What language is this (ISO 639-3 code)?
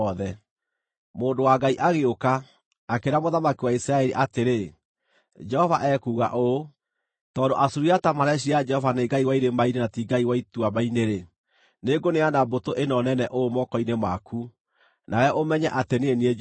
kik